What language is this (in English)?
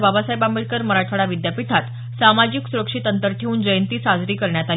Marathi